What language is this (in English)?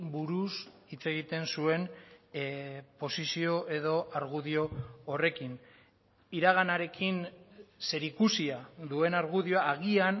Basque